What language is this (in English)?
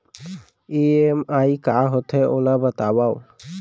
Chhattisgarhi